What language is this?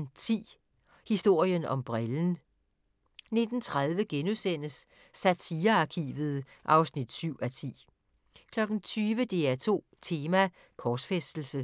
Danish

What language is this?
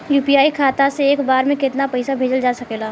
Bhojpuri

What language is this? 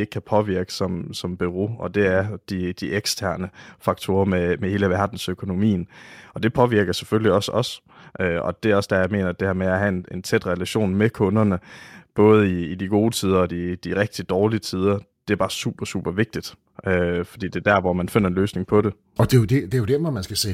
Danish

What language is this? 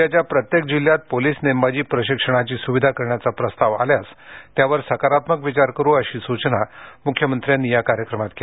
Marathi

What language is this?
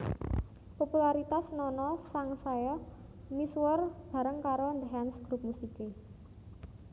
Javanese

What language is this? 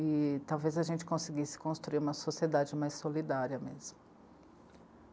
Portuguese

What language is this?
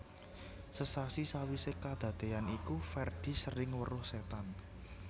Javanese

